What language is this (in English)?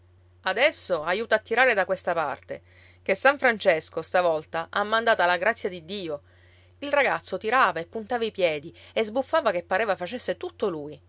Italian